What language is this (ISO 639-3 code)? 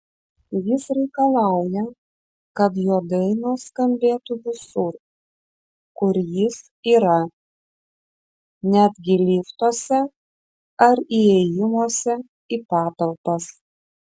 lit